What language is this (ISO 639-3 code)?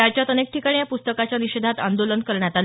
mar